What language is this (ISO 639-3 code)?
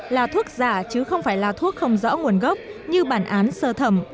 vie